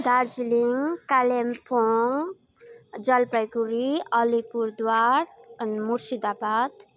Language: Nepali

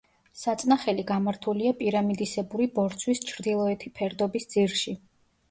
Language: Georgian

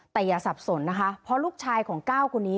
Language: Thai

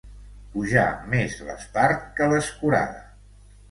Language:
Catalan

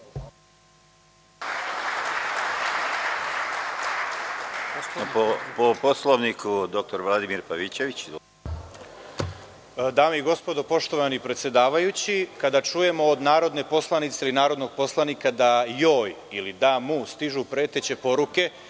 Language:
Serbian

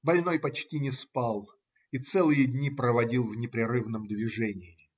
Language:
Russian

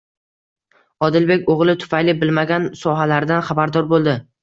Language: Uzbek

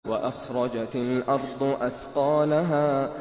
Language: Arabic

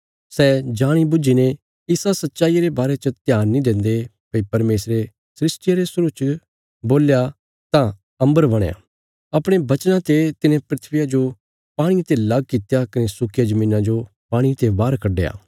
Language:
Bilaspuri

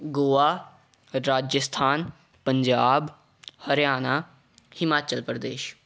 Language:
Punjabi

